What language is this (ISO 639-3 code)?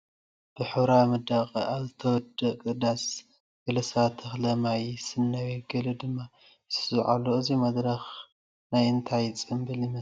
tir